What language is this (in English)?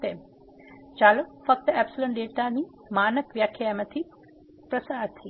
Gujarati